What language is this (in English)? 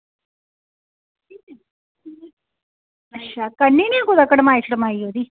Dogri